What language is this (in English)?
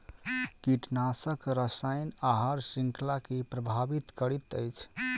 Maithili